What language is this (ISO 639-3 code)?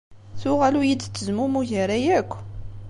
kab